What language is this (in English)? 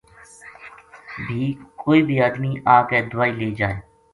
Gujari